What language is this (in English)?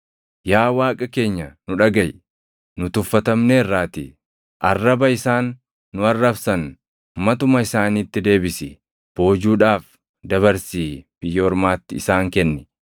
Oromo